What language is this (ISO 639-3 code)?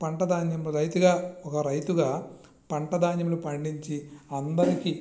tel